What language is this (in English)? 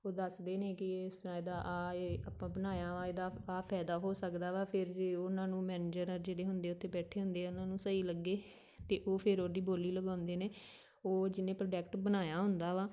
Punjabi